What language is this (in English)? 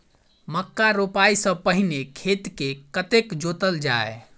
Maithili